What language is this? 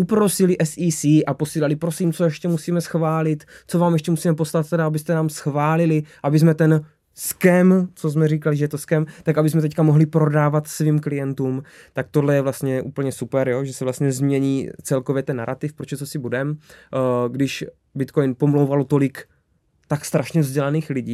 Czech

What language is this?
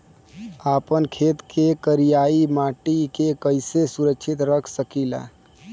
Bhojpuri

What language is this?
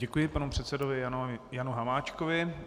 Czech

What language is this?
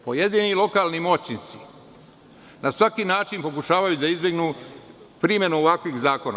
Serbian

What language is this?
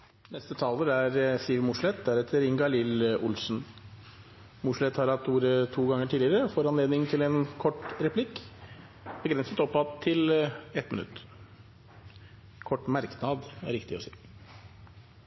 Norwegian Bokmål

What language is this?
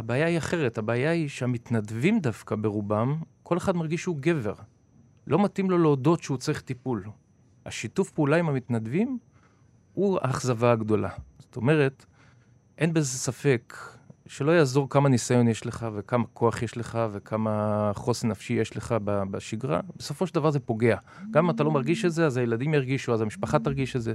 Hebrew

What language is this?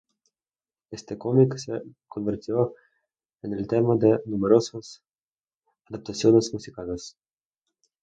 Spanish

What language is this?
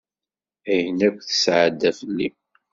Kabyle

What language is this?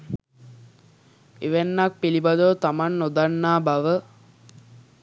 Sinhala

